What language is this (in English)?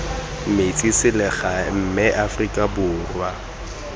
Tswana